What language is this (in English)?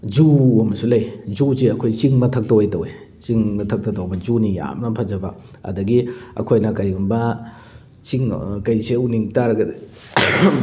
Manipuri